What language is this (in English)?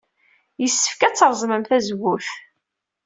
Kabyle